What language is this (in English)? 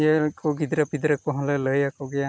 Santali